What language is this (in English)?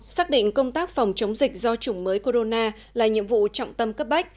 Vietnamese